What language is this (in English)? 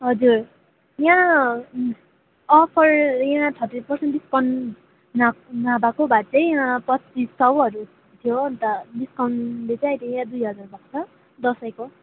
Nepali